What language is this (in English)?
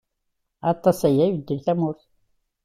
Kabyle